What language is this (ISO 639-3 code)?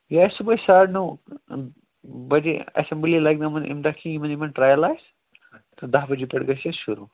kas